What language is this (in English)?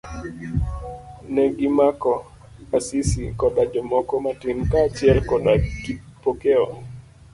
Luo (Kenya and Tanzania)